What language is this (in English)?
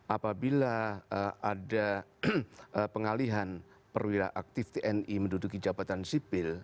Indonesian